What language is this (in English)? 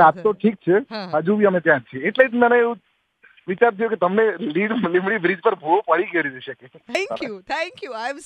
Hindi